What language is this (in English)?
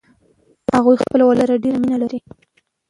Pashto